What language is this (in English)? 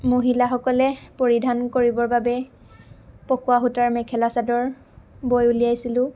Assamese